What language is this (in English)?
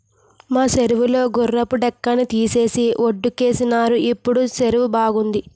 Telugu